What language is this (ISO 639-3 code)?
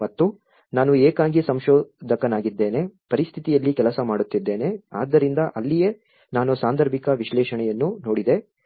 kan